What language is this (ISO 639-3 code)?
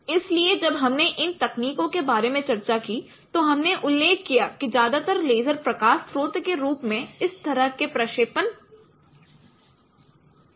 hin